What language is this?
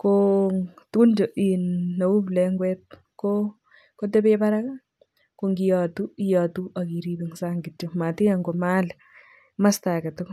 Kalenjin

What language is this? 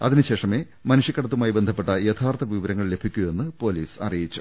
Malayalam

